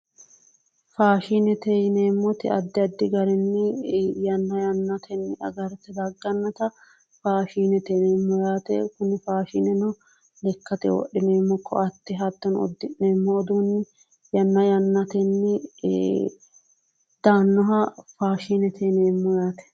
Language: Sidamo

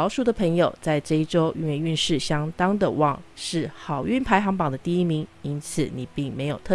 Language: Chinese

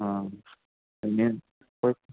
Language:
Malayalam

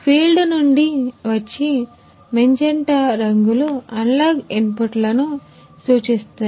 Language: Telugu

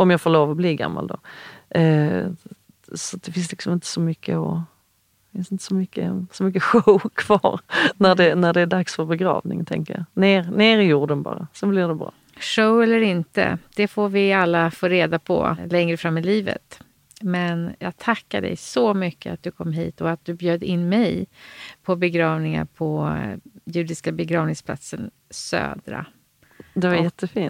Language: Swedish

